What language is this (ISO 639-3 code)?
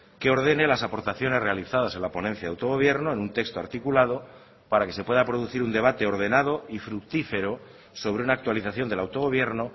spa